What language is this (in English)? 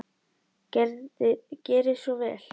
Icelandic